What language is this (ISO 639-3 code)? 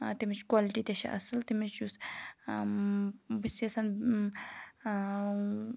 kas